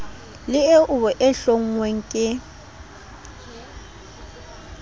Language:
Southern Sotho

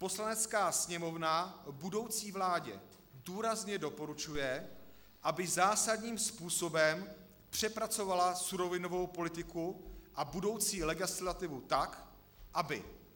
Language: Czech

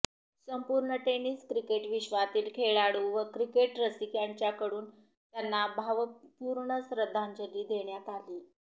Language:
Marathi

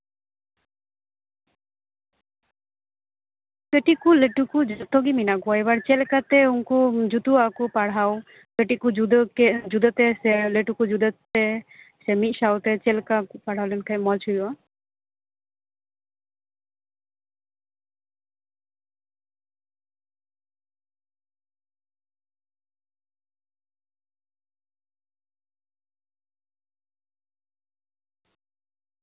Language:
Santali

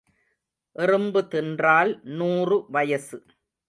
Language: Tamil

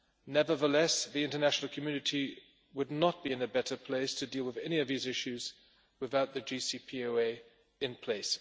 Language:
English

